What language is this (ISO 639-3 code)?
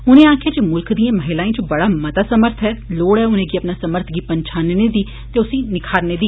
doi